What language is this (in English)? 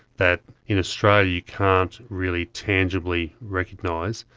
English